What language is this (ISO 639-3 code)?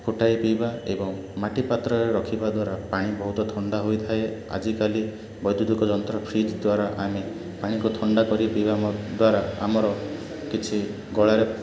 ori